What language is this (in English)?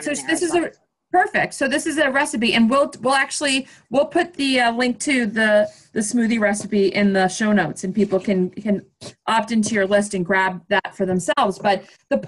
English